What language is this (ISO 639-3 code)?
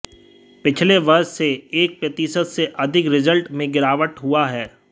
hin